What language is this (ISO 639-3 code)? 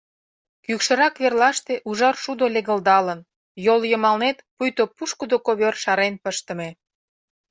chm